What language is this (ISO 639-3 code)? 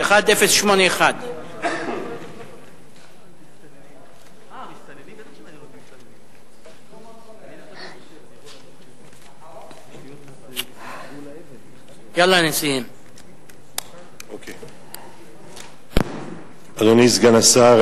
heb